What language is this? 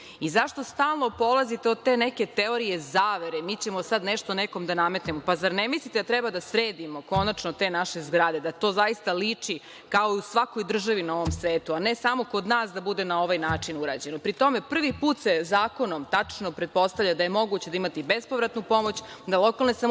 Serbian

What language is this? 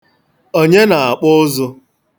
Igbo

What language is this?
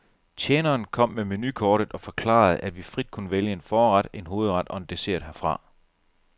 Danish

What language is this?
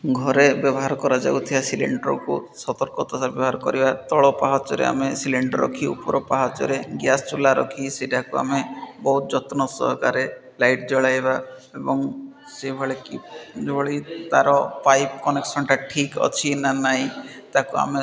Odia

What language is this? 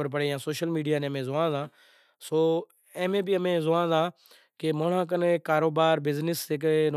Kachi Koli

